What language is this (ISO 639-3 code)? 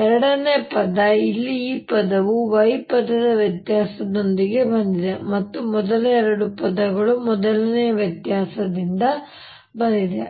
kan